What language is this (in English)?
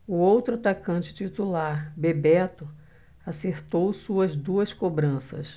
Portuguese